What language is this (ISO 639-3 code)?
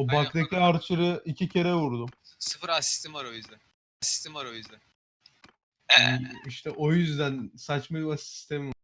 tur